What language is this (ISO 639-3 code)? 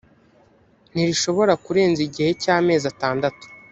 kin